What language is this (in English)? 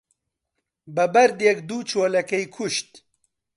Central Kurdish